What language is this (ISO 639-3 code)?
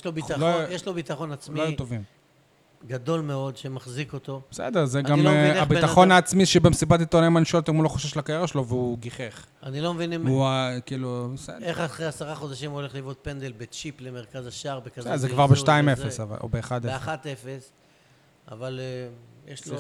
heb